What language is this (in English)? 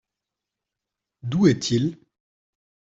French